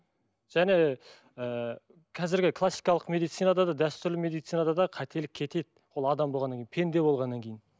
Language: Kazakh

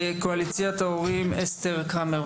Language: Hebrew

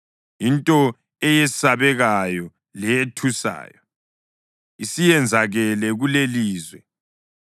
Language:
North Ndebele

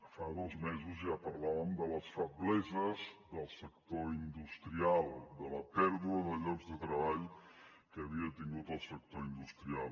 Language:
Catalan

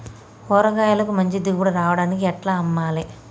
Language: Telugu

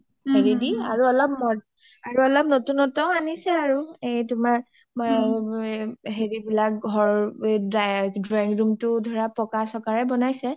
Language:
Assamese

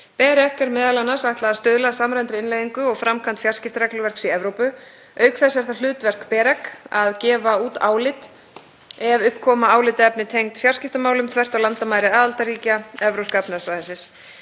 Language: Icelandic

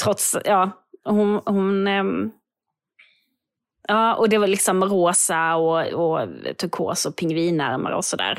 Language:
Swedish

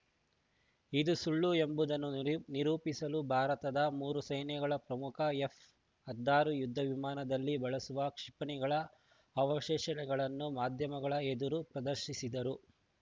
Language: Kannada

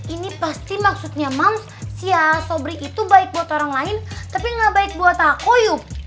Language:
Indonesian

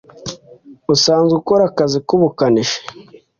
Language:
Kinyarwanda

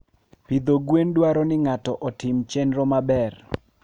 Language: Luo (Kenya and Tanzania)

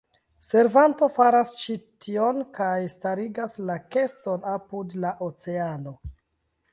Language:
Esperanto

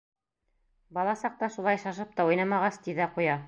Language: Bashkir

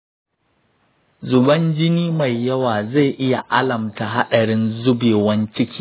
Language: Hausa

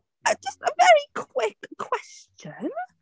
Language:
Welsh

